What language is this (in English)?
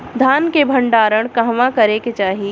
Bhojpuri